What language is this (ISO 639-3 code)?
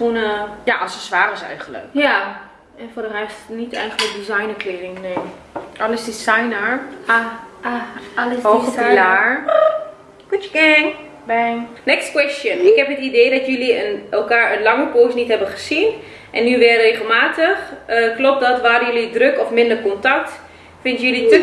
nld